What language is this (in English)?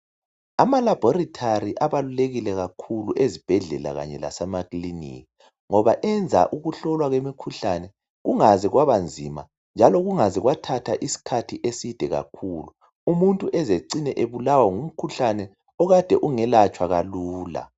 North Ndebele